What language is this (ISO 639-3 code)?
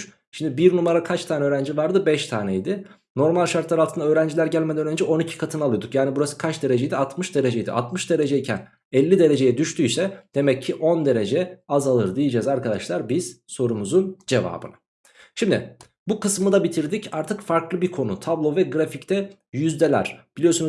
tur